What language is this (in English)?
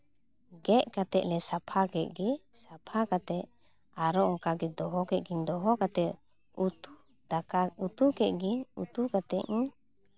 Santali